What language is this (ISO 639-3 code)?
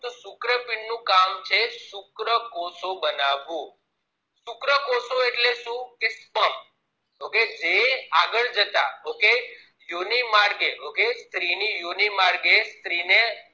guj